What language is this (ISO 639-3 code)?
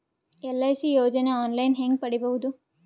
kan